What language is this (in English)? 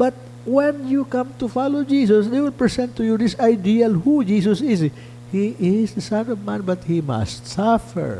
English